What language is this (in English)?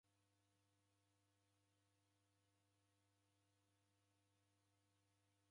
Taita